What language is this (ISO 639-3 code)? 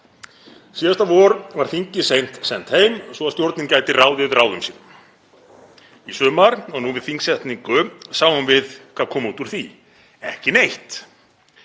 isl